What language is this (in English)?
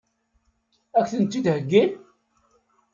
Kabyle